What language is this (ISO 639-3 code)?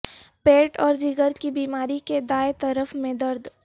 urd